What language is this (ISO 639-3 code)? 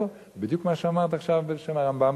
heb